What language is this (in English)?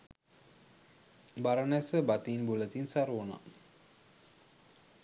Sinhala